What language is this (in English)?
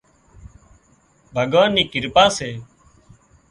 Wadiyara Koli